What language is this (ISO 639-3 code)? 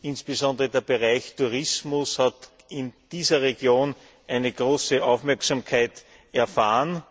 deu